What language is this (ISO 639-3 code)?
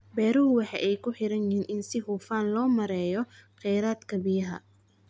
som